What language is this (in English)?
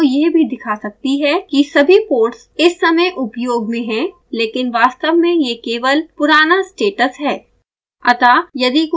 Hindi